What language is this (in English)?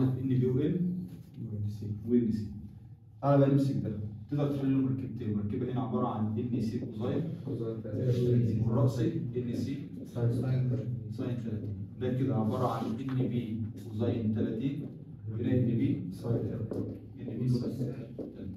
Arabic